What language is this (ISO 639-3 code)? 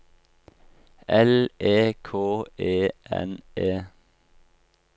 nor